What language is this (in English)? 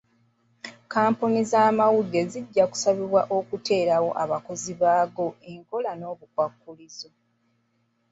Ganda